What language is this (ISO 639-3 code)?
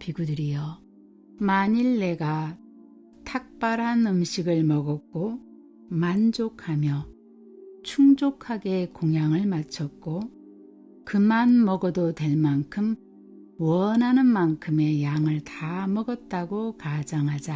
kor